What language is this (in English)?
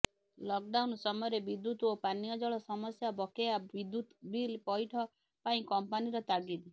Odia